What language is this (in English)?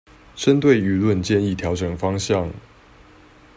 Chinese